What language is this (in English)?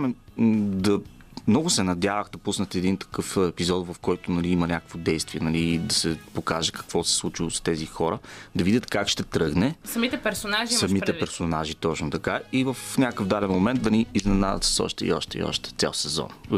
Bulgarian